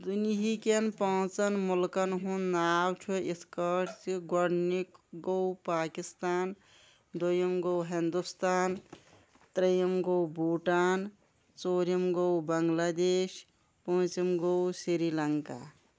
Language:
Kashmiri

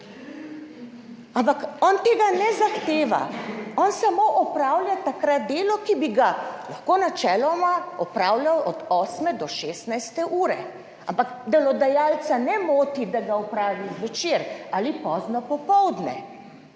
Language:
Slovenian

